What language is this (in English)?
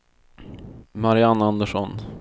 Swedish